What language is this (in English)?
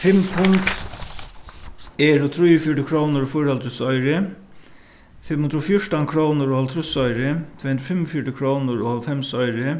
Faroese